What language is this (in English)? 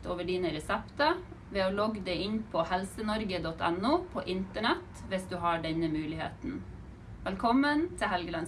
Norwegian